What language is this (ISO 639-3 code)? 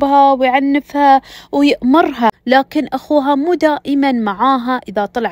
ara